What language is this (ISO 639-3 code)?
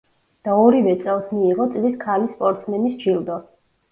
kat